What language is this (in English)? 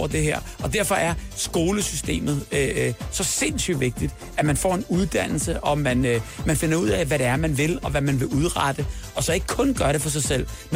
Danish